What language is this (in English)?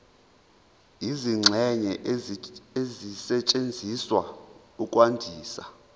Zulu